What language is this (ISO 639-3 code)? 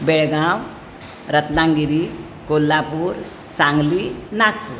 kok